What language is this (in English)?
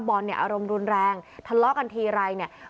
Thai